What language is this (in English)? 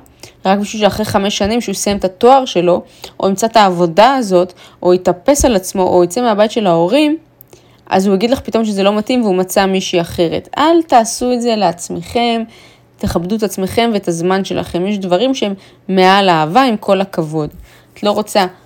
Hebrew